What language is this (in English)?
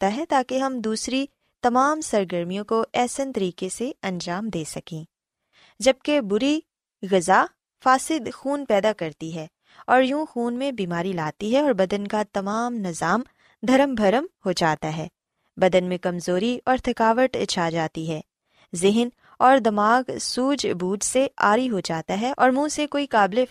Urdu